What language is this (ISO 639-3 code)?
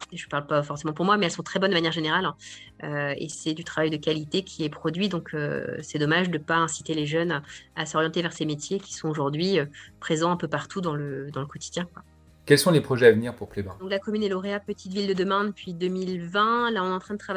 fra